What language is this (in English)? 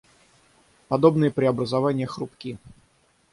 Russian